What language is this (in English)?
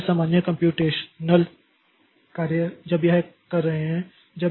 Hindi